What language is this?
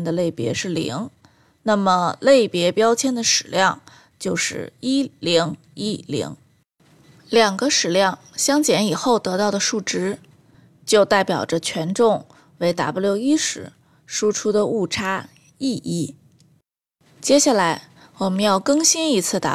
Chinese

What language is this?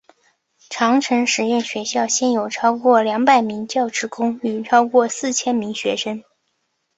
Chinese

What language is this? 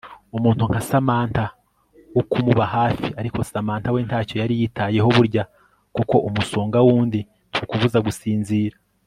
Kinyarwanda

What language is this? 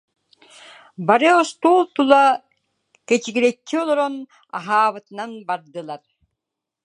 Yakut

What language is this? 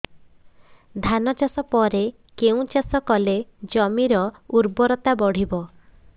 Odia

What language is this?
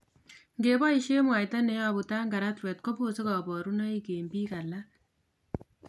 Kalenjin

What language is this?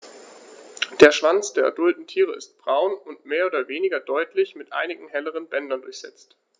German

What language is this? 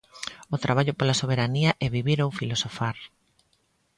Galician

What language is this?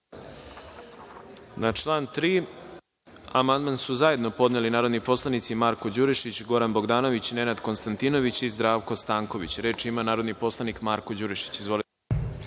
Serbian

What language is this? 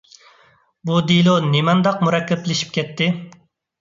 Uyghur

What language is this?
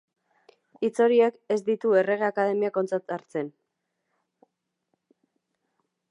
Basque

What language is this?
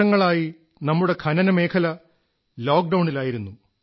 Malayalam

